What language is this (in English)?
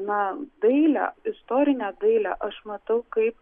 Lithuanian